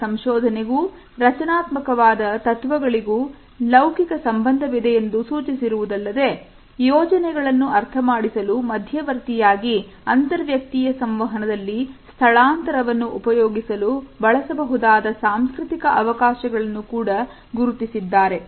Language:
Kannada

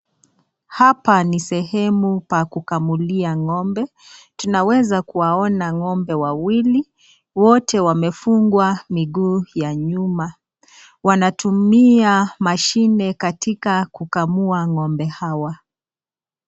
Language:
Swahili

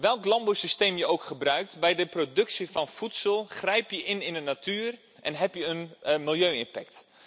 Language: Dutch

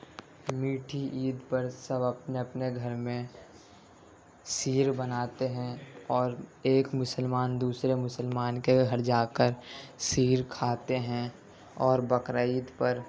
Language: Urdu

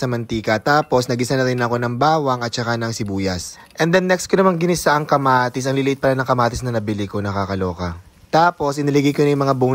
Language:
Filipino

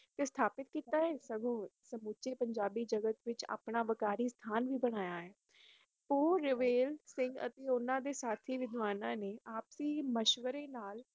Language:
Punjabi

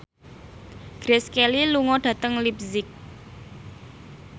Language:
Javanese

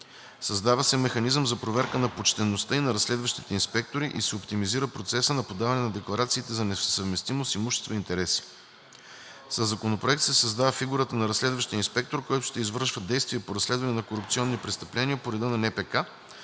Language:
Bulgarian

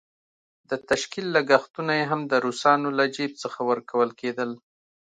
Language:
Pashto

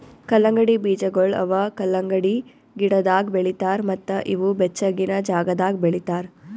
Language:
Kannada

